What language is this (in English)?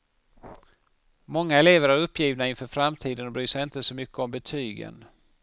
Swedish